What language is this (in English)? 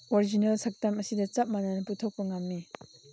Manipuri